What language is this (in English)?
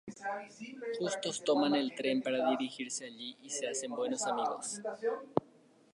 Spanish